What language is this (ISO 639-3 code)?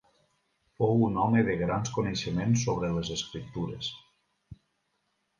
cat